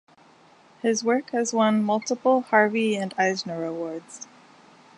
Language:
English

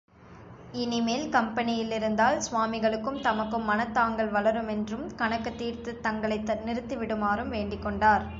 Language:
Tamil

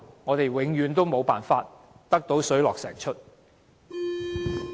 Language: Cantonese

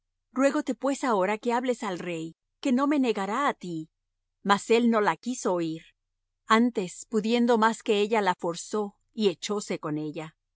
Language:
Spanish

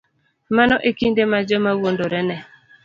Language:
Luo (Kenya and Tanzania)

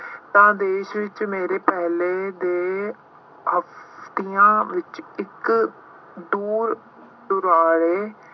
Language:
Punjabi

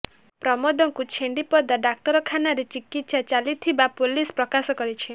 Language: Odia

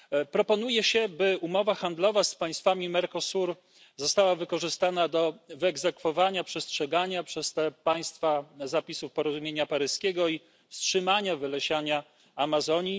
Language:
Polish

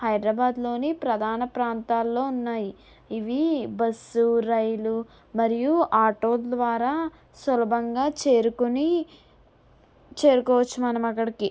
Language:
Telugu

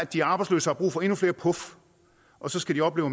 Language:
Danish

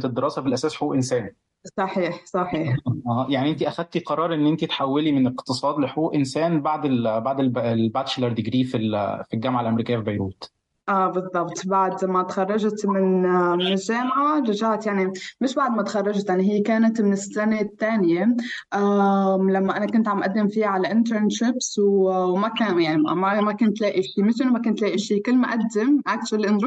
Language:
Arabic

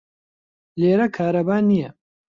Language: Central Kurdish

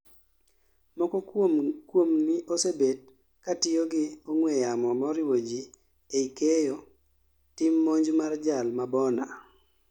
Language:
Luo (Kenya and Tanzania)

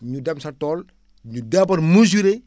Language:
Wolof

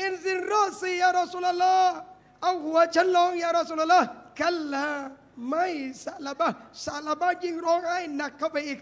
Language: Thai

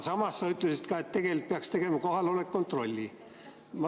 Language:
Estonian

